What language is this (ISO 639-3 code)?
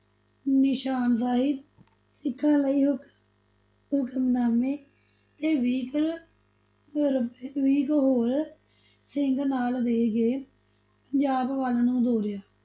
pan